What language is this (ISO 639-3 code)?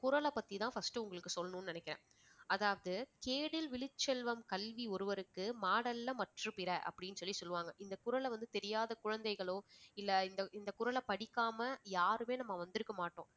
tam